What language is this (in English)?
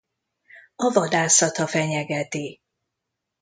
Hungarian